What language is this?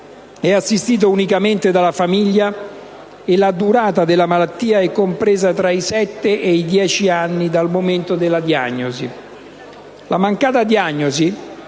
Italian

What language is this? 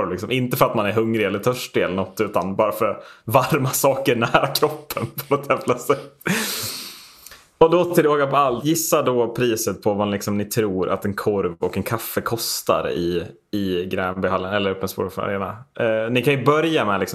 Swedish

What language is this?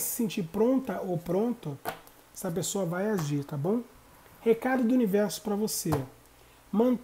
Portuguese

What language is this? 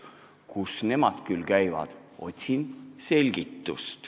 Estonian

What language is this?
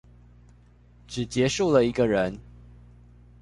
Chinese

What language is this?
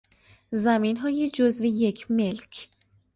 Persian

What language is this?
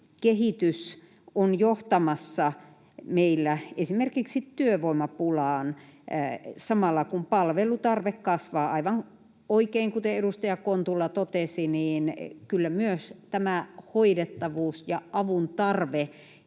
Finnish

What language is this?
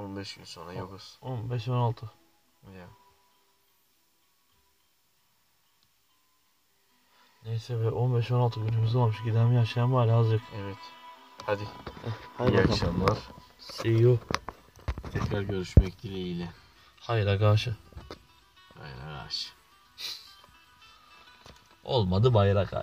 Turkish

